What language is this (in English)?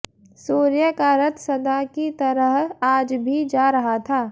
Hindi